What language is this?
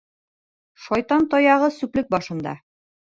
Bashkir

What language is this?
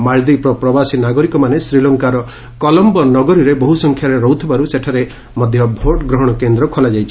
Odia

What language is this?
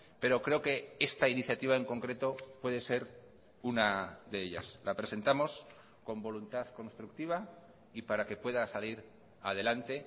Spanish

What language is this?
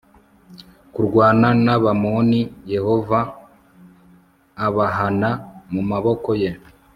Kinyarwanda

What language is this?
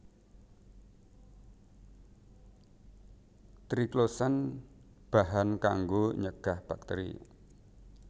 Javanese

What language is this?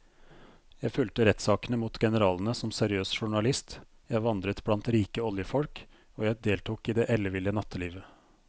Norwegian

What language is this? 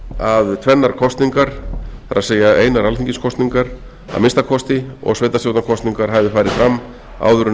Icelandic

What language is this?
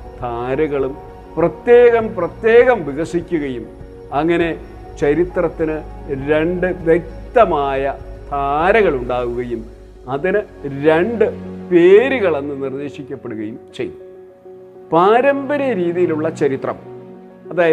Malayalam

